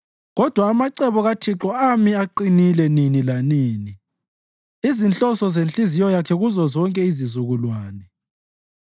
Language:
North Ndebele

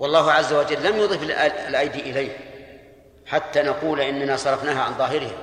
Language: Arabic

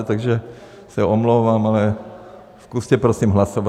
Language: Czech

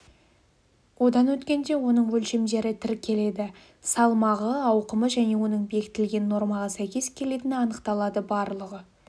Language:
Kazakh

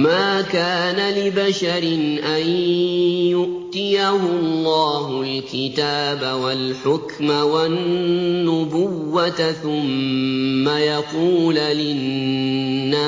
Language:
Arabic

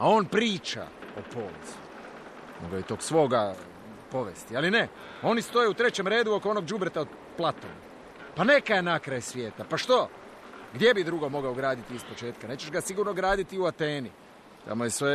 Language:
Croatian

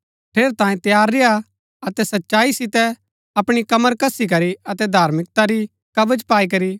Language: Gaddi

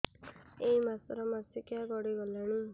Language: Odia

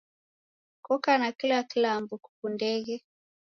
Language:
Taita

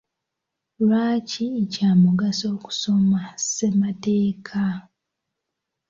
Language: Ganda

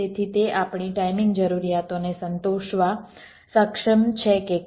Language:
Gujarati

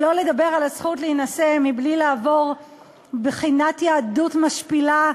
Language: Hebrew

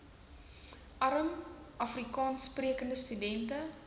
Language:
Afrikaans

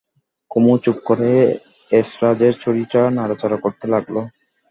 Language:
Bangla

